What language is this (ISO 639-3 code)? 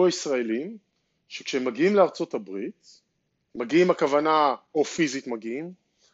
heb